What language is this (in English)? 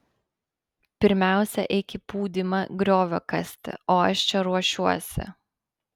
Lithuanian